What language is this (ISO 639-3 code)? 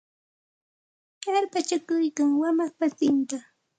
qxt